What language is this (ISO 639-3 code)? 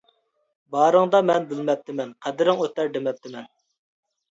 uig